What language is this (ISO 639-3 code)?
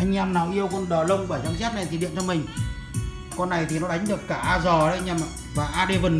vie